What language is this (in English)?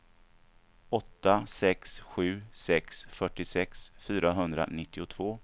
Swedish